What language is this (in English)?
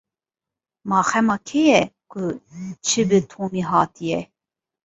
Kurdish